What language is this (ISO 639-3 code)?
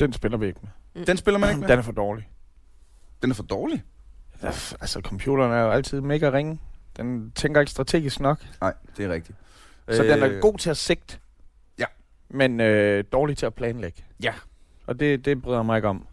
dan